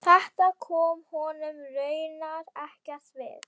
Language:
Icelandic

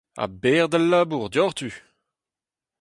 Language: Breton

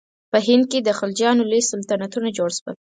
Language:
Pashto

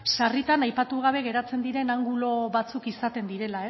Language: Basque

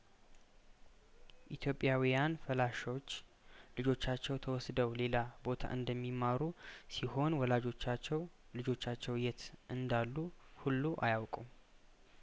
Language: Amharic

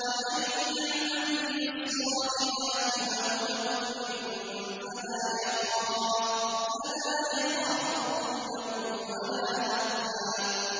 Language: Arabic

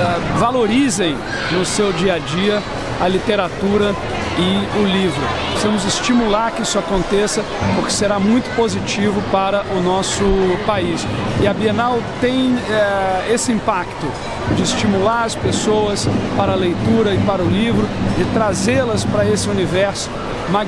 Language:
Portuguese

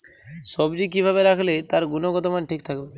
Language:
Bangla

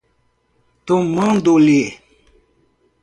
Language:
Portuguese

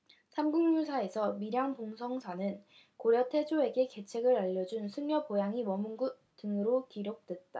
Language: Korean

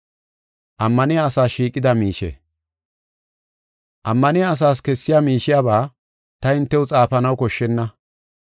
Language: Gofa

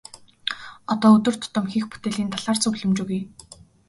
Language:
Mongolian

